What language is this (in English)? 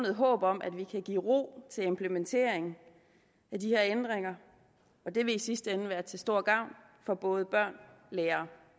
Danish